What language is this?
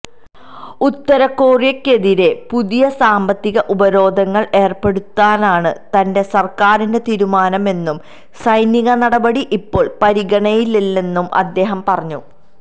Malayalam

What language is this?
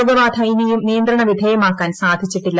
Malayalam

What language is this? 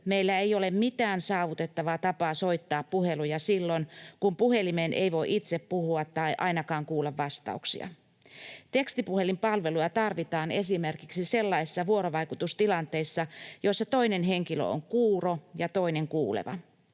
Finnish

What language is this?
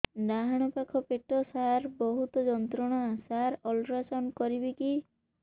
Odia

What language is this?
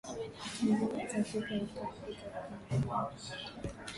Swahili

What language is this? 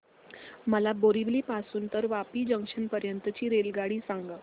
Marathi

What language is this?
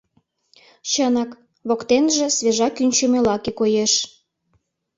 Mari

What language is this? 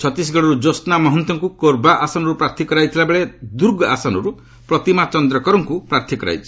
Odia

